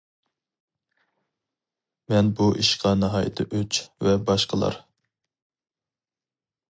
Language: Uyghur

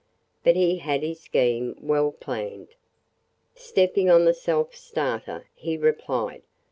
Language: English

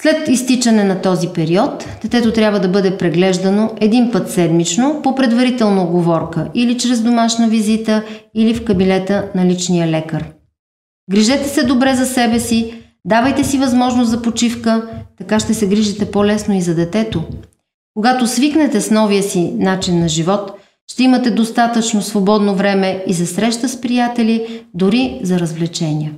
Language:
Bulgarian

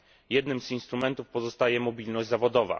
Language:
Polish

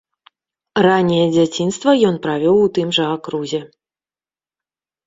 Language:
Belarusian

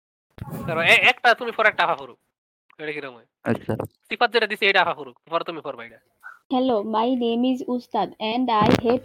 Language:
Bangla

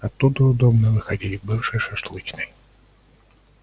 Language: Russian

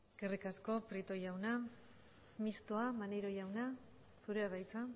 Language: Basque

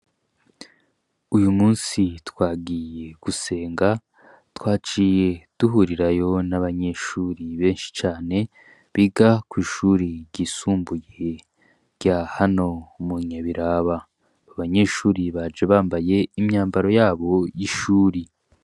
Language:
Rundi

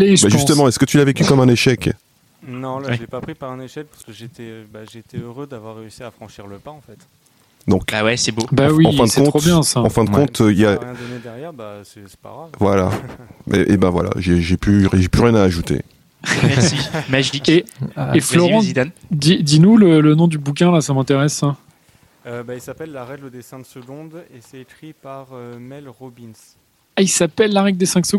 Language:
French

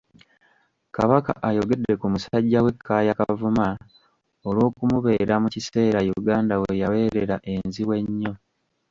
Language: Ganda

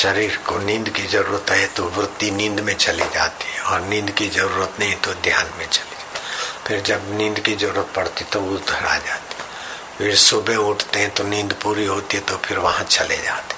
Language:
Hindi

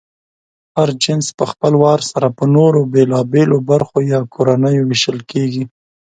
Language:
Pashto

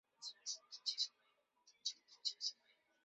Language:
Chinese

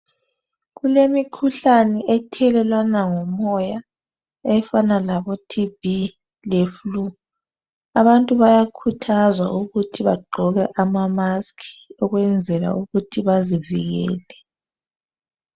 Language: North Ndebele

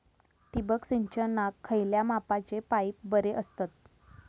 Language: Marathi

